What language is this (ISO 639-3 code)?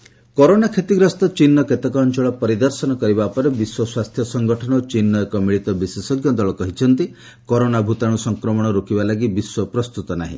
ori